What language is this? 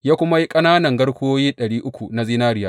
Hausa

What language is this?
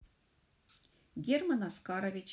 Russian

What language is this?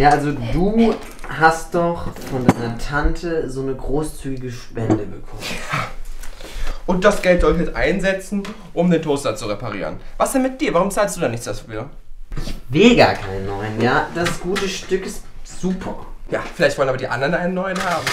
German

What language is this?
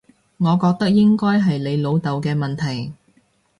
Cantonese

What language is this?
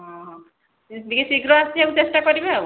Odia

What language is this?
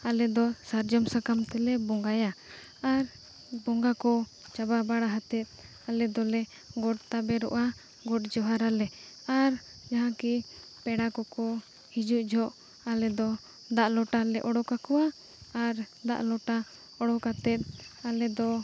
Santali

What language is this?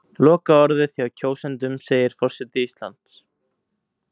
Icelandic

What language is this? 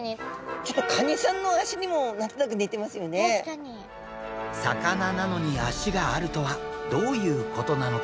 Japanese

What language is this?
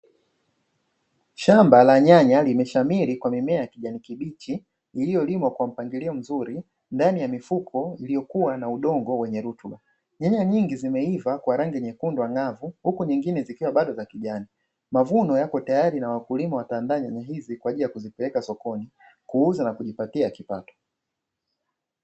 Swahili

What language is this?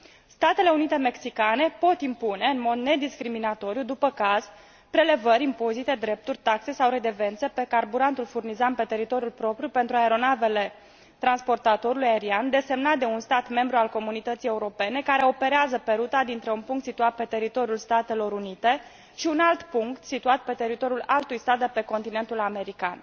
Romanian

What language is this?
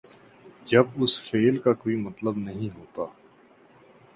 Urdu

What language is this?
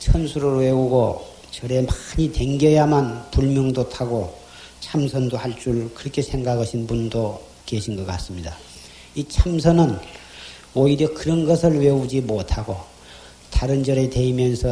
Korean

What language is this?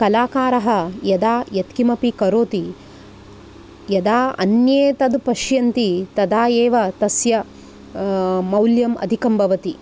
Sanskrit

